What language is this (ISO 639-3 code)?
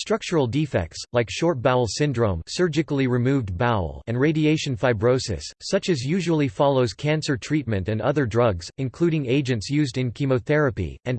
eng